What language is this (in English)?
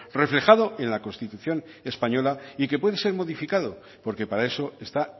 Spanish